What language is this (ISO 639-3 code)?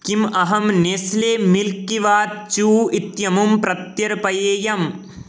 san